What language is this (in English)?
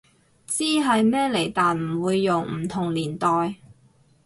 Cantonese